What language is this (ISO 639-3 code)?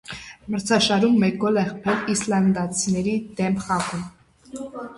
hye